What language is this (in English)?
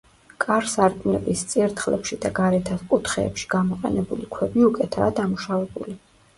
Georgian